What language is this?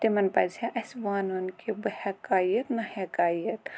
Kashmiri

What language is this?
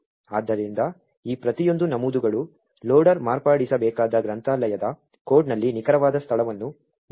Kannada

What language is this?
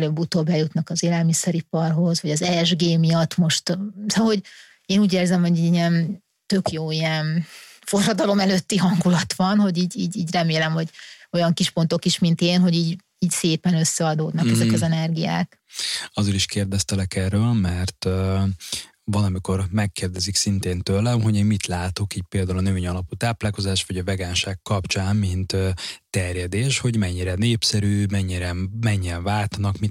Hungarian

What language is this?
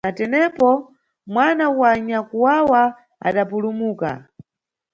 Nyungwe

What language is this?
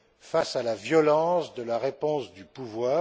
French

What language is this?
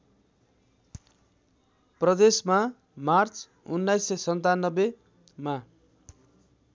Nepali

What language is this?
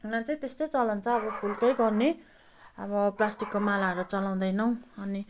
Nepali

